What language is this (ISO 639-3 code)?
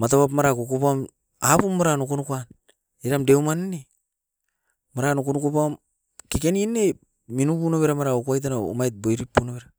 eiv